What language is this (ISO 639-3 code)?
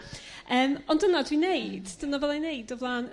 cym